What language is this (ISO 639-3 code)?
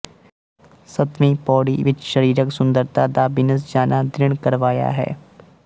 pan